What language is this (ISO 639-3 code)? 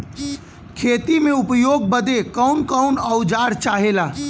bho